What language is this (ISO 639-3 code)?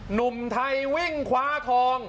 tha